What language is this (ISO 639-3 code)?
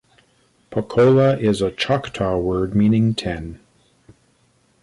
eng